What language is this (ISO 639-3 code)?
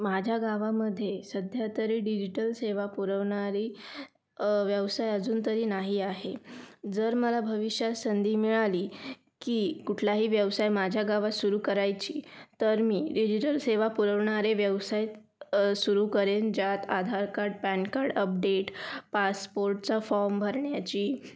mar